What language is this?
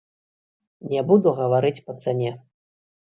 Belarusian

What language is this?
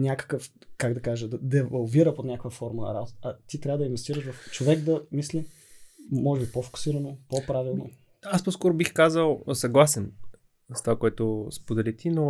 Bulgarian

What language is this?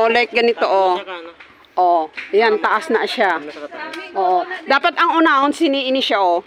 Filipino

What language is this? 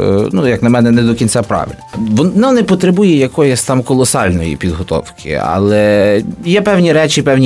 Ukrainian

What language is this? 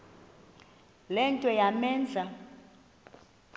Xhosa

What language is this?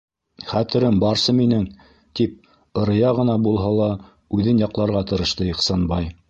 Bashkir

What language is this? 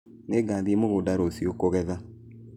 Kikuyu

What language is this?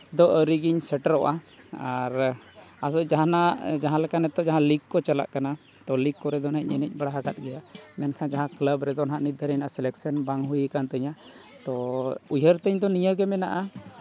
Santali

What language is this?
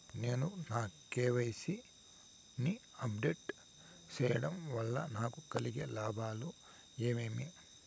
Telugu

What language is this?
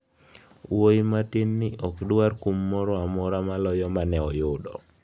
Luo (Kenya and Tanzania)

